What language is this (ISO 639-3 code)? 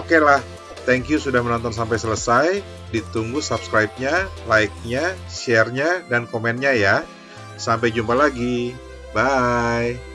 ind